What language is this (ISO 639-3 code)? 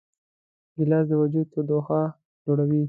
pus